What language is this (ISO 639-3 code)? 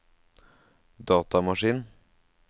nor